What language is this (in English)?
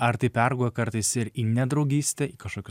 Lithuanian